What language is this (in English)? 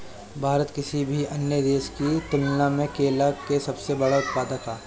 Bhojpuri